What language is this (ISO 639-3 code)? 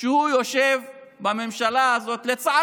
heb